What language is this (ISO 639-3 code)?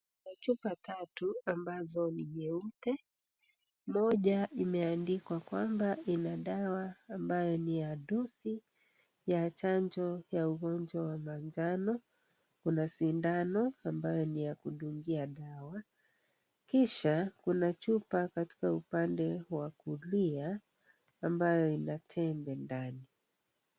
swa